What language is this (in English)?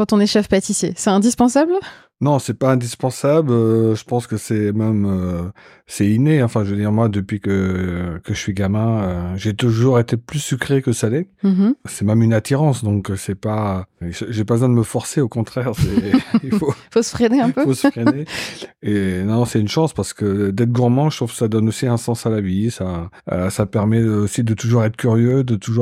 French